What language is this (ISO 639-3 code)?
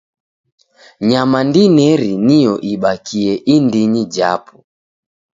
dav